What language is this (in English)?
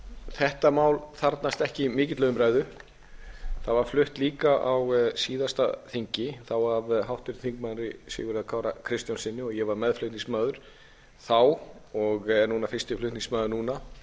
Icelandic